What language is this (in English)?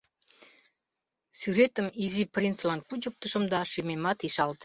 Mari